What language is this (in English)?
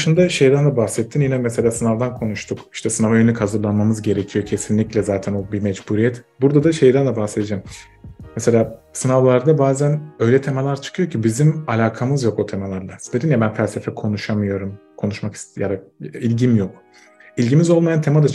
Turkish